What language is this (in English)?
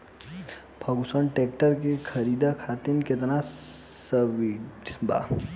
Bhojpuri